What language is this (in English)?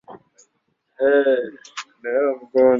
Swahili